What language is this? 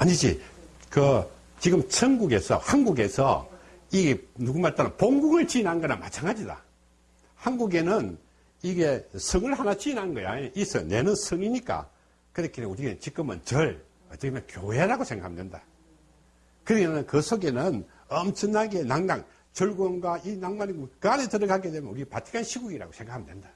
Korean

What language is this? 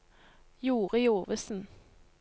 Norwegian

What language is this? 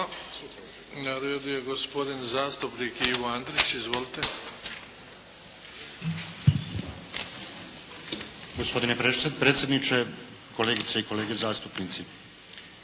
Croatian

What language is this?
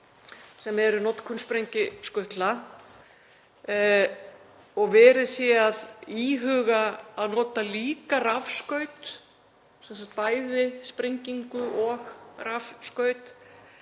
Icelandic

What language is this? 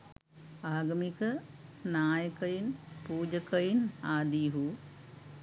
Sinhala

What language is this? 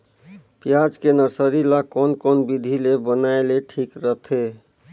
Chhattisgarhi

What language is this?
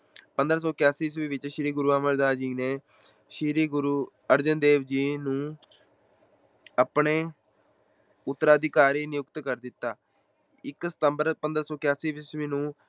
Punjabi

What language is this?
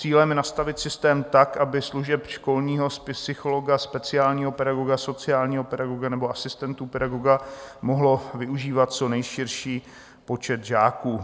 Czech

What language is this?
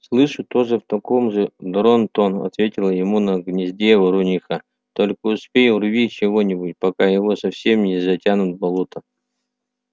Russian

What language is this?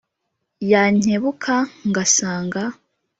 Kinyarwanda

